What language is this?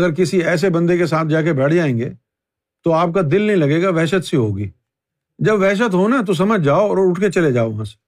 Urdu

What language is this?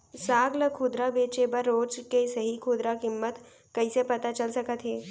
Chhattisgarhi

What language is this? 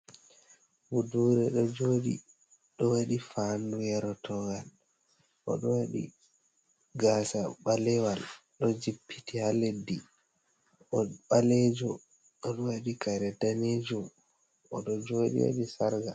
Fula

